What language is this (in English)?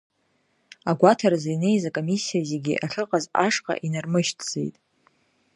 Abkhazian